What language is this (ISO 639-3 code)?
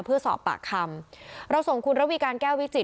tha